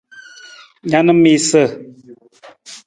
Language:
Nawdm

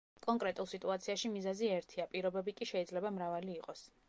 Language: Georgian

